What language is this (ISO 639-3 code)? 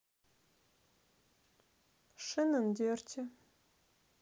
rus